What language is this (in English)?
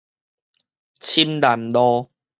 Min Nan Chinese